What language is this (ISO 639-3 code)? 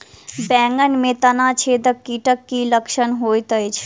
mai